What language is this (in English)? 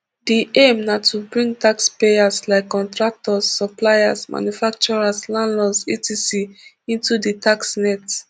Nigerian Pidgin